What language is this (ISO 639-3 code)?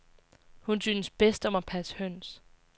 dan